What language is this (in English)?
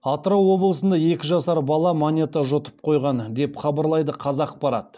Kazakh